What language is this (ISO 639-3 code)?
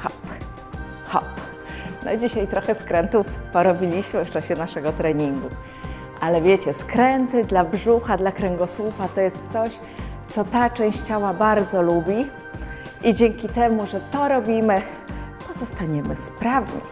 pol